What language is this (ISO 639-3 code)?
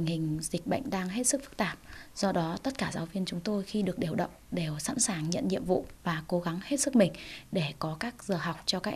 vie